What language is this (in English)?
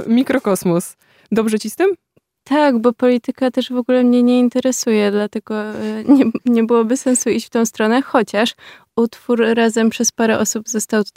Polish